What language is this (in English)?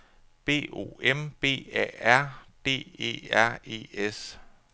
Danish